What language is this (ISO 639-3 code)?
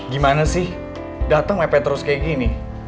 ind